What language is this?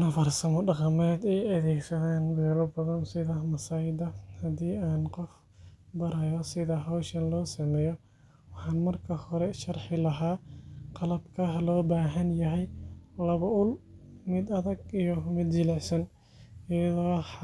Somali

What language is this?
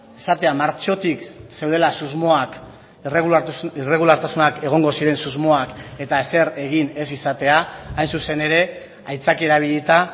Basque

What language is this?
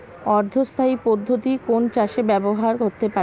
Bangla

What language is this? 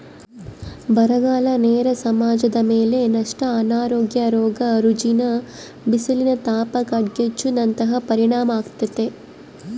Kannada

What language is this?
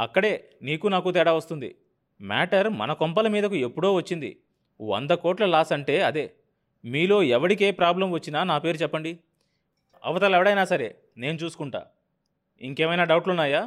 Telugu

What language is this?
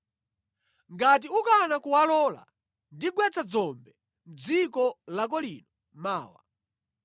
Nyanja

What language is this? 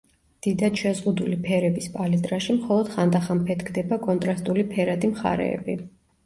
Georgian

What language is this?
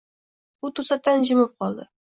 Uzbek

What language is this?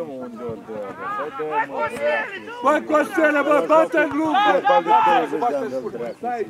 Romanian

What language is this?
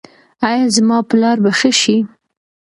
Pashto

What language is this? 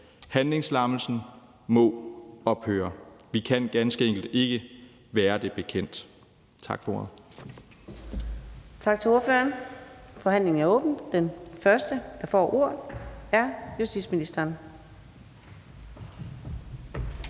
Danish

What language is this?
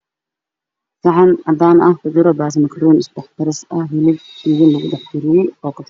Somali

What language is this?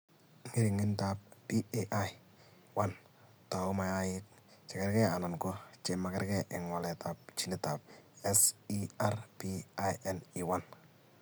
Kalenjin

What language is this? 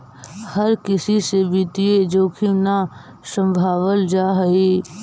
Magahi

